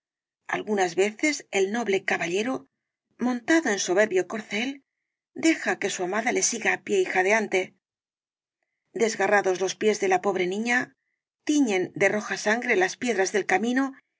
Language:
Spanish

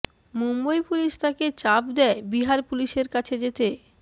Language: Bangla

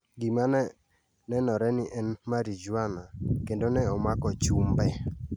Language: Luo (Kenya and Tanzania)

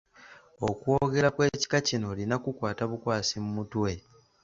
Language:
Ganda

